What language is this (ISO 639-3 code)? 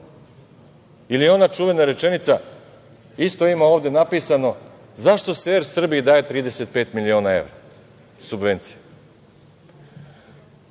srp